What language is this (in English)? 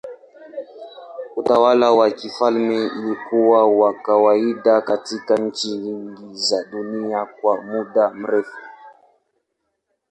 Swahili